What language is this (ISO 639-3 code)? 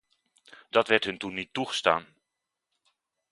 nld